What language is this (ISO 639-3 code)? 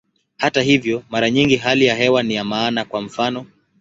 swa